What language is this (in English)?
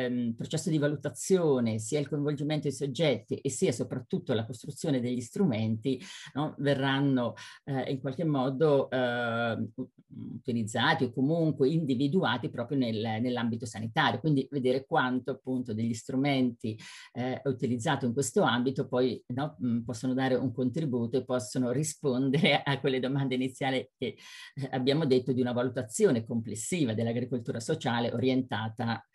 Italian